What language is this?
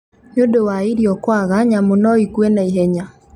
Kikuyu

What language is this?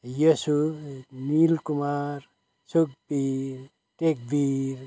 Nepali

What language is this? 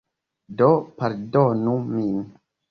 Esperanto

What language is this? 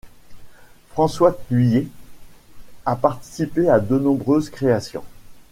French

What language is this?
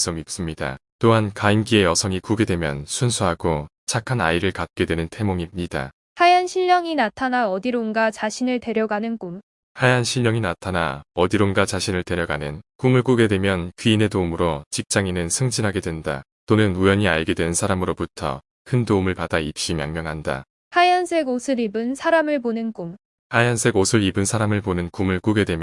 Korean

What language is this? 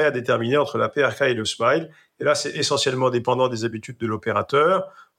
French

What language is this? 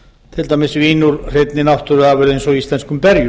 Icelandic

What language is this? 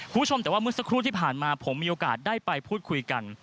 Thai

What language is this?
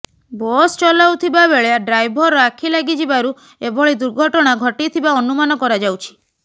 Odia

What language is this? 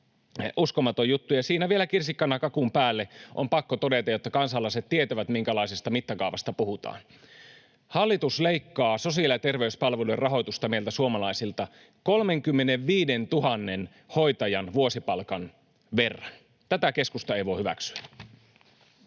Finnish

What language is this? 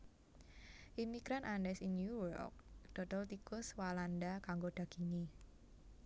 Javanese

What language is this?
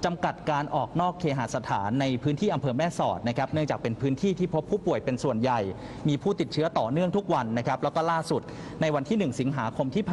Thai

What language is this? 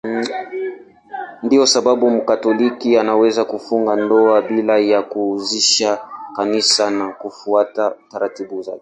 Swahili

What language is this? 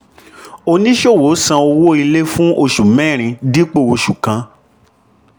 Yoruba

